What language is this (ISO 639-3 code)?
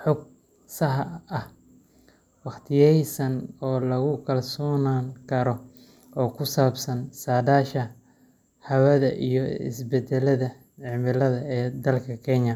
som